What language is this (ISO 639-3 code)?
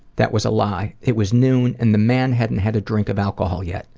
eng